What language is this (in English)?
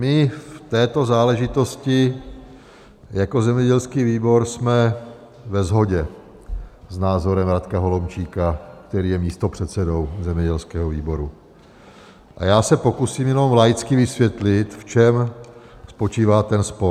Czech